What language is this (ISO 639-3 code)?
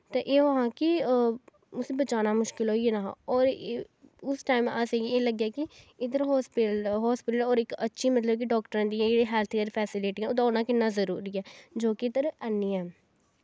doi